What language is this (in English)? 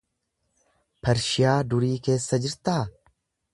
Oromo